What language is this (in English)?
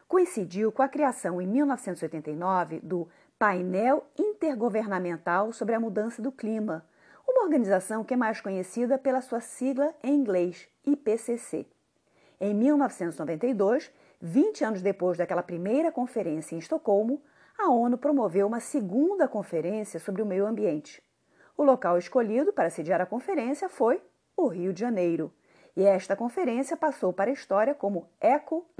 Portuguese